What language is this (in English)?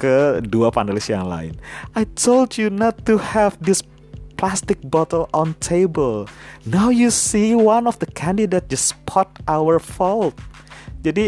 Indonesian